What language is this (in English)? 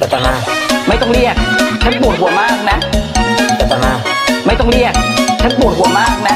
Thai